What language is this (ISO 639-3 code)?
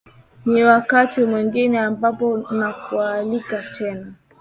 swa